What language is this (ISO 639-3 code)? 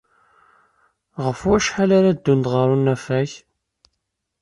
kab